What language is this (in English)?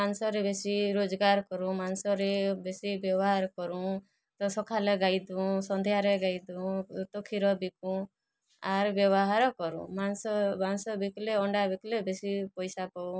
Odia